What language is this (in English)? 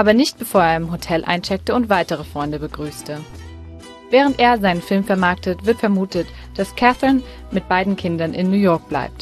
German